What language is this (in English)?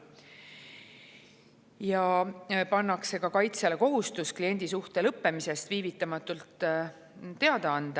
Estonian